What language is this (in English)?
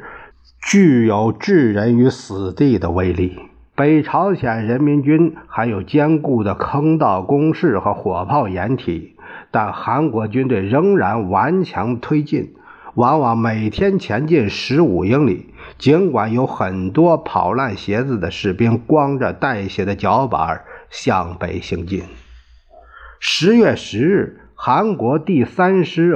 Chinese